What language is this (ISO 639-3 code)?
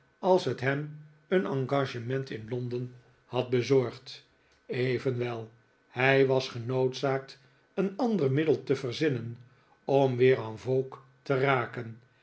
nld